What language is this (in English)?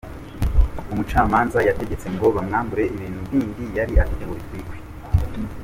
Kinyarwanda